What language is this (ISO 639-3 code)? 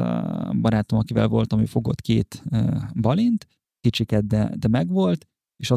hun